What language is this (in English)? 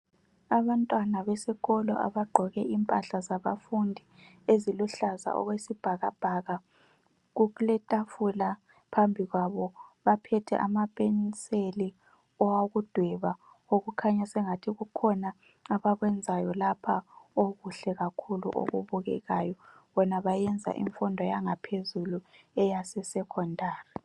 North Ndebele